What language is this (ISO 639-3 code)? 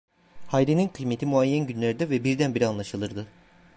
tur